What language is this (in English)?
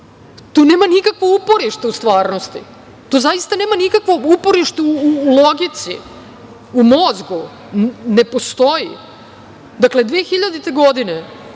Serbian